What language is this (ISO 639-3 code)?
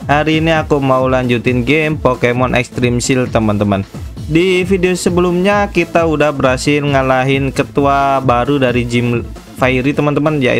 ind